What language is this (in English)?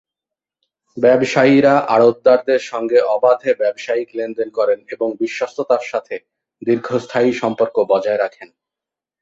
Bangla